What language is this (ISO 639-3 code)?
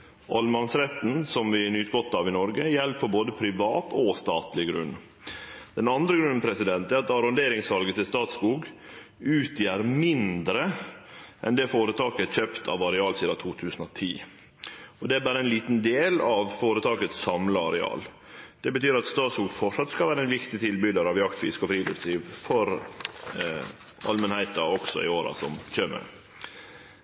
nno